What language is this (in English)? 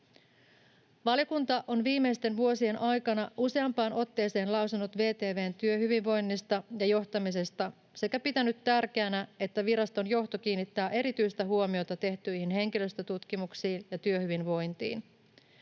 Finnish